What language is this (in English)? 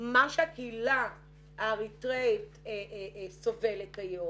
Hebrew